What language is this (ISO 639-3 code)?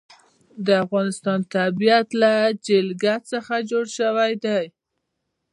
pus